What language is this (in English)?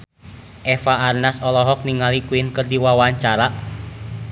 Sundanese